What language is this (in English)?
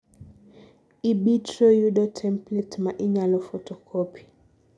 Luo (Kenya and Tanzania)